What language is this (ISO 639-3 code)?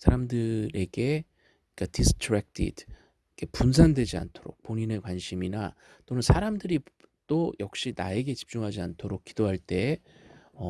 kor